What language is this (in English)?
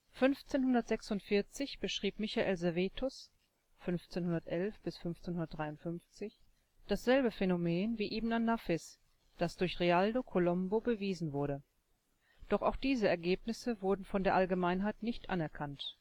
German